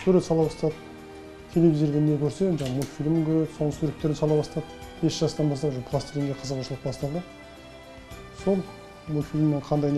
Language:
Turkish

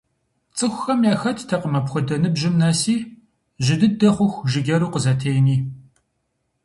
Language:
Kabardian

